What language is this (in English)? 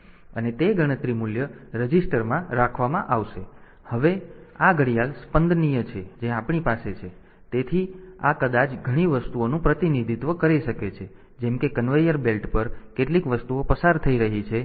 Gujarati